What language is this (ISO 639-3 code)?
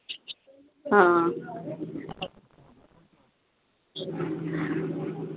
doi